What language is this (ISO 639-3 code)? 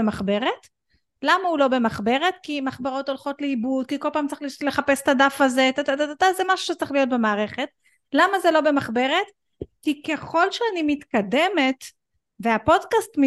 heb